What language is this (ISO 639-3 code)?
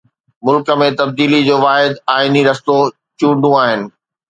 snd